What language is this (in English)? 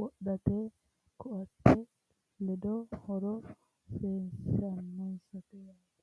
Sidamo